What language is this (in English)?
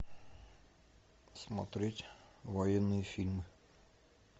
Russian